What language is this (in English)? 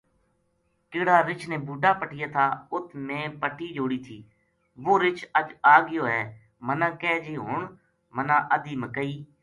Gujari